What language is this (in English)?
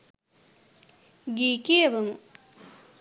Sinhala